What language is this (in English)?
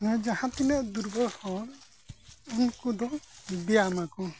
Santali